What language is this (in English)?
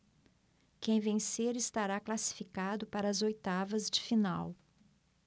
Portuguese